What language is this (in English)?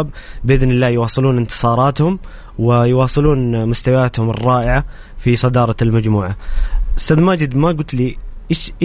Arabic